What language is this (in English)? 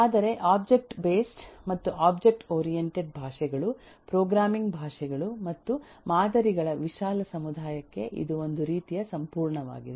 Kannada